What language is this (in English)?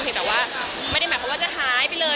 Thai